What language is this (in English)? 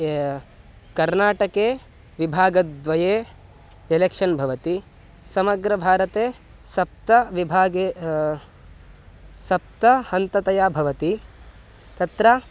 Sanskrit